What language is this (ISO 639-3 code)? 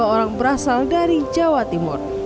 ind